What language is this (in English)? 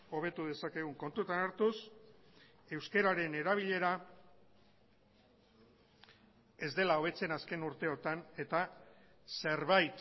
Basque